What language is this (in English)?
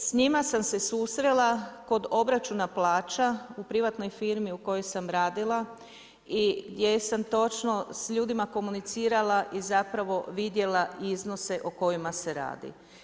Croatian